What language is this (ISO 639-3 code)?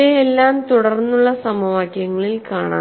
mal